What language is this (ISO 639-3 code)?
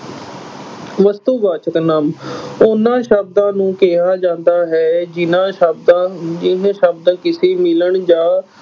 pan